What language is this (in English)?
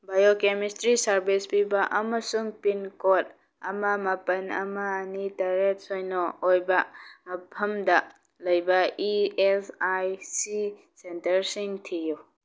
Manipuri